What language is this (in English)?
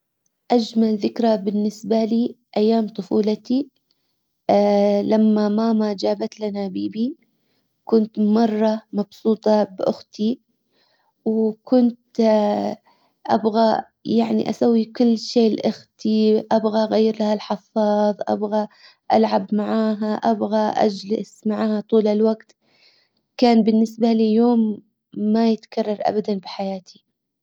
Hijazi Arabic